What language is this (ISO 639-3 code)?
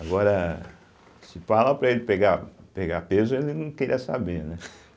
por